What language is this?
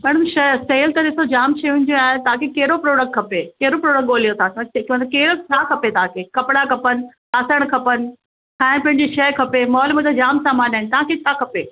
Sindhi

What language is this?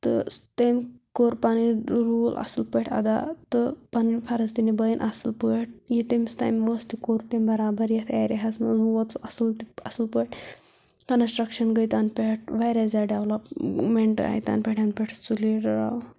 Kashmiri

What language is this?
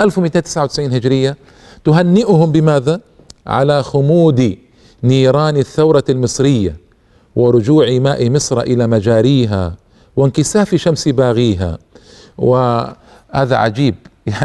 Arabic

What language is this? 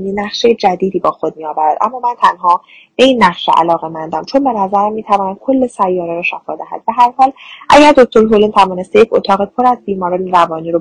Persian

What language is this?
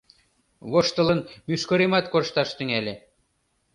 Mari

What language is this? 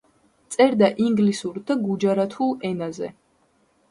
Georgian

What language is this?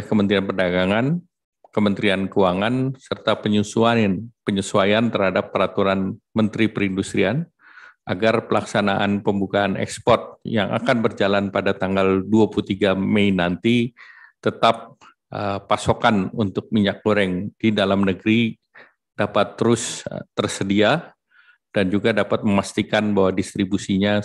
Indonesian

